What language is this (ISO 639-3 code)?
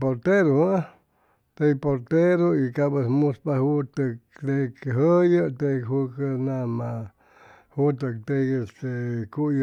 zoh